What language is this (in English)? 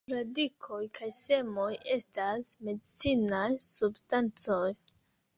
Esperanto